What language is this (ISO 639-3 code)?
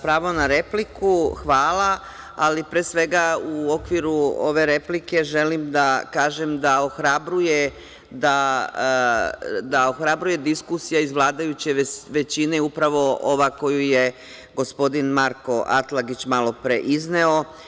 srp